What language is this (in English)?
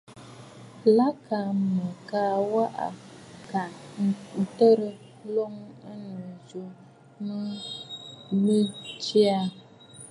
Bafut